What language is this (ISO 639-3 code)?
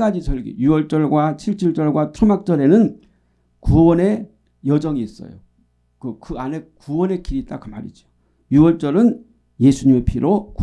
kor